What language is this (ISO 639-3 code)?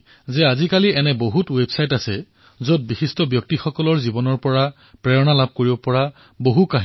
asm